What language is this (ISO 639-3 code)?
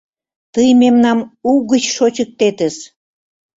chm